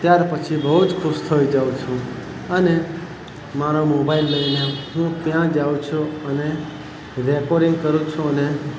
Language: Gujarati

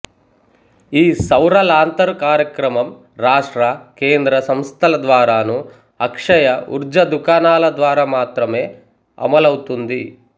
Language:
Telugu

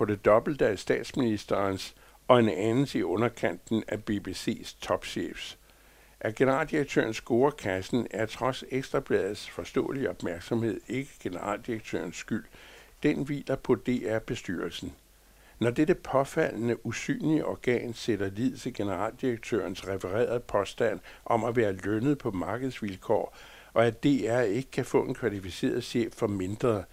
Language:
Danish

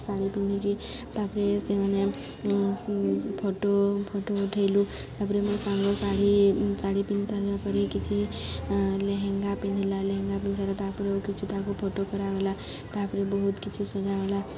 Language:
Odia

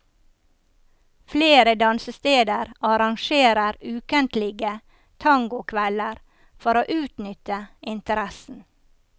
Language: Norwegian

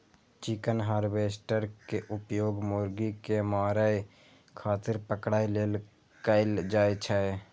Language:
Maithili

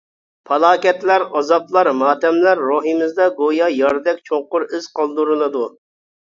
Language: Uyghur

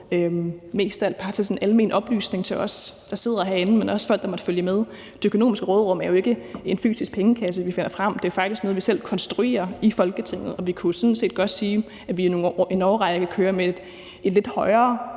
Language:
Danish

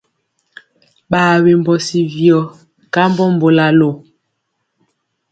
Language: Mpiemo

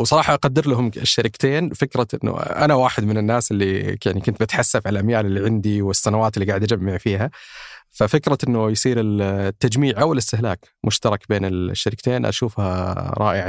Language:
Arabic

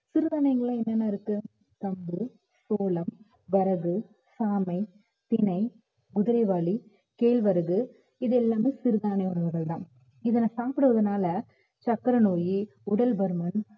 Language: Tamil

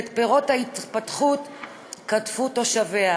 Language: Hebrew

